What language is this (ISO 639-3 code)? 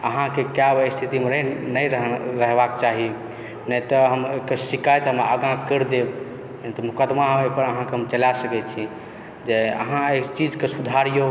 mai